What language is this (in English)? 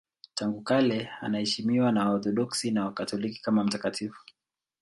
Swahili